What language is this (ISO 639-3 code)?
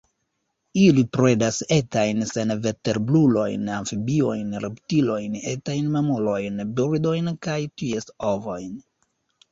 epo